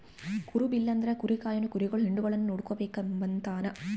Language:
Kannada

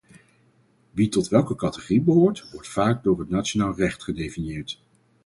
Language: Dutch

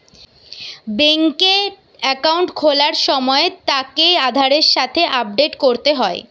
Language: Bangla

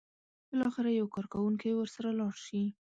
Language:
Pashto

